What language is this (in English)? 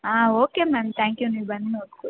Kannada